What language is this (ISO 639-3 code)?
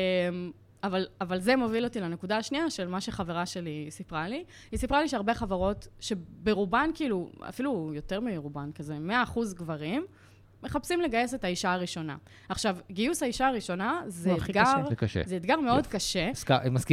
heb